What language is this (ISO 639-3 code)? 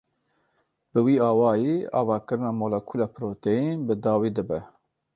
kur